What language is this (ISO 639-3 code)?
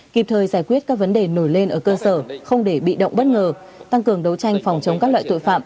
vie